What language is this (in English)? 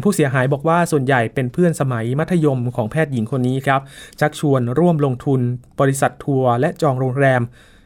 Thai